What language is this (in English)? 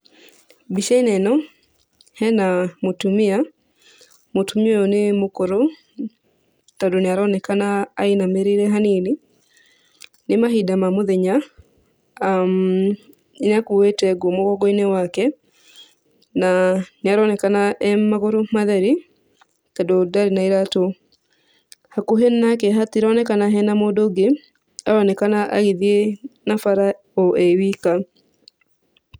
Kikuyu